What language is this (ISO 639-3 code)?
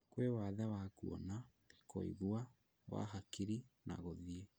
kik